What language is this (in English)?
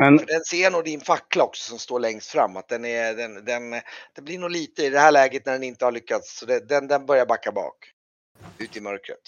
Swedish